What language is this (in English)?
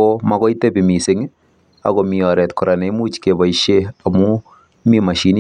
Kalenjin